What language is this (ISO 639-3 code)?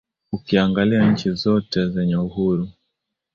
swa